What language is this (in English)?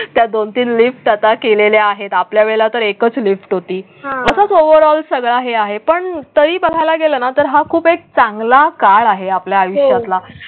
Marathi